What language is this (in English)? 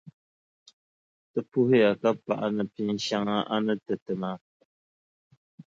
Dagbani